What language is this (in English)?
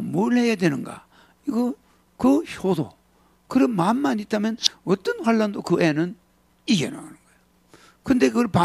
Korean